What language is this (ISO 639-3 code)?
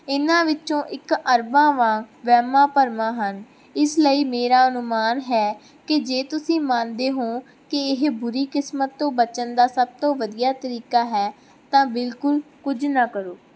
pan